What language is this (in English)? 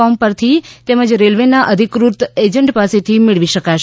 Gujarati